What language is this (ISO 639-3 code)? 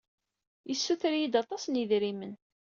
kab